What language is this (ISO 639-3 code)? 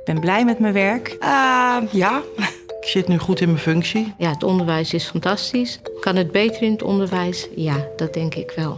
nld